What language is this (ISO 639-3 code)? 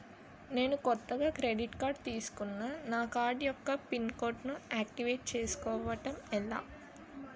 tel